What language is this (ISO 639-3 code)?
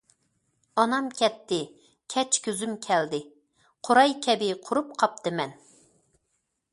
uig